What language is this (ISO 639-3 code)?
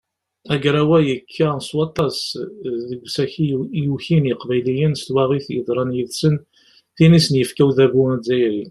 kab